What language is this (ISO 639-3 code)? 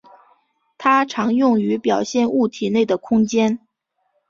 zho